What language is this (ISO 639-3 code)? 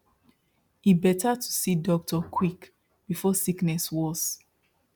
pcm